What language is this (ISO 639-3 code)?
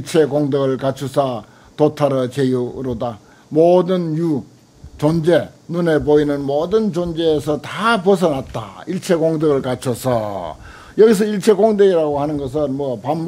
kor